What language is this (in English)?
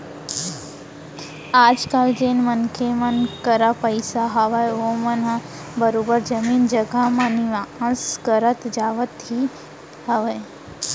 Chhattisgarhi